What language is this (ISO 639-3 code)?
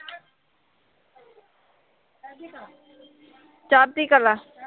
pan